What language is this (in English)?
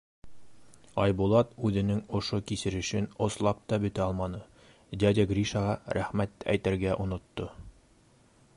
Bashkir